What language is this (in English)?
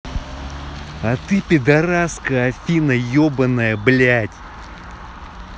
Russian